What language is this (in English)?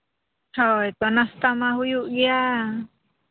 Santali